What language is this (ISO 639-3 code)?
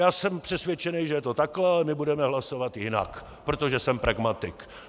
ces